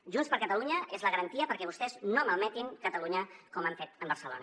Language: Catalan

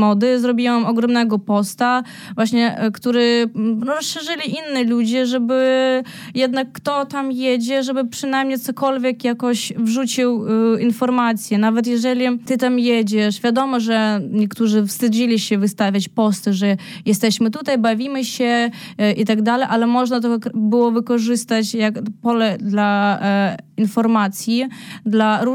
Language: Polish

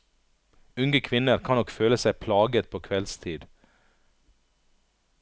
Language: Norwegian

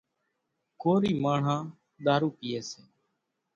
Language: Kachi Koli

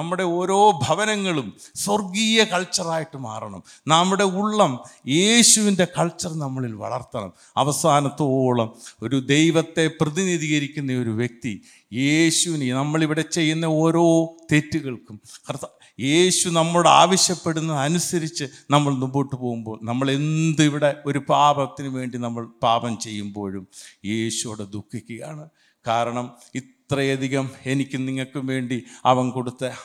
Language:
Malayalam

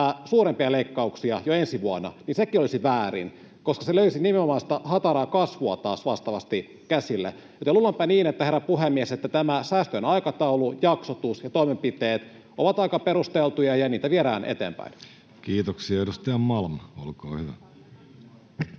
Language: Finnish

